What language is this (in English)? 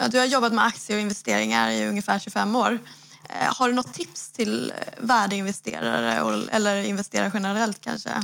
Swedish